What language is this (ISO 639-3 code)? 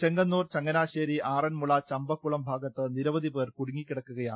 mal